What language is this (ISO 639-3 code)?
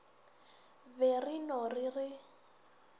nso